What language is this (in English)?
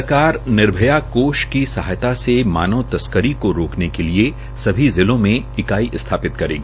Hindi